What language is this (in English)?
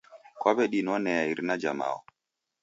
Taita